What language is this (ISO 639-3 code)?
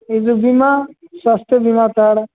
ori